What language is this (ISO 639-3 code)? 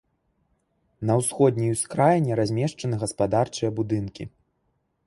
bel